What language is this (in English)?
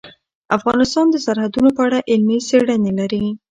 Pashto